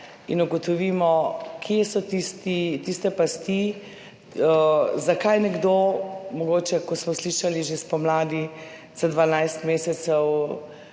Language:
Slovenian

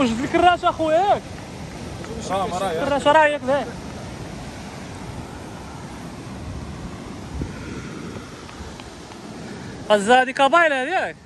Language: Arabic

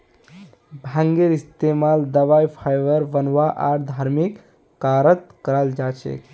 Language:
Magahi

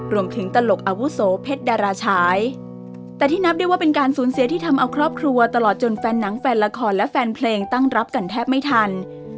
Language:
Thai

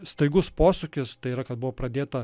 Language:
Lithuanian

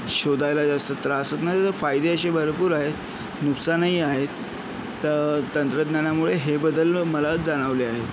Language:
Marathi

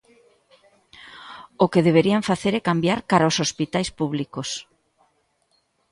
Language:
Galician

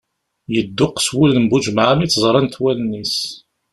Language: Kabyle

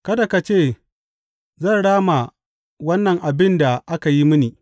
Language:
Hausa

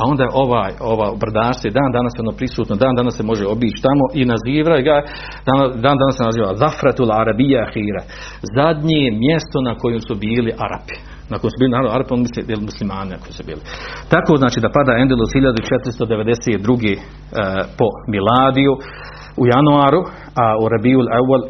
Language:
Croatian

